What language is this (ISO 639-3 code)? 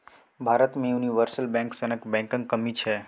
mai